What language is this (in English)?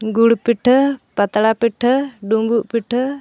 Santali